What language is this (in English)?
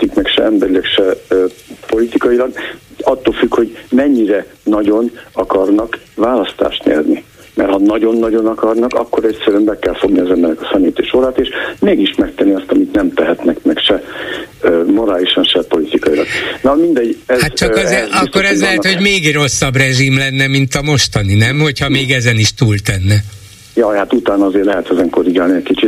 Hungarian